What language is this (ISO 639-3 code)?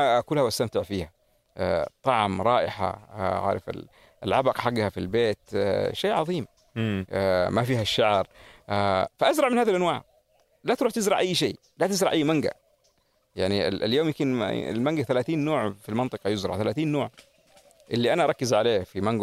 ara